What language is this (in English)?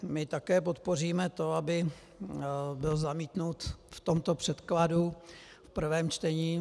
Czech